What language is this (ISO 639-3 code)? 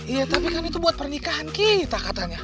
ind